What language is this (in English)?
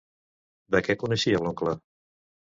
Catalan